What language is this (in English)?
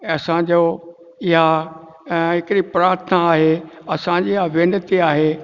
Sindhi